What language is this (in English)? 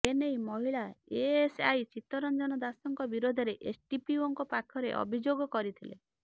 Odia